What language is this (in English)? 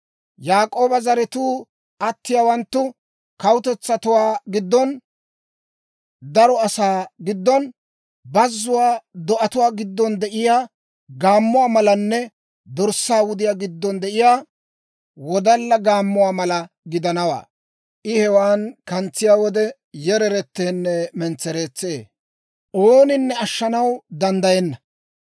Dawro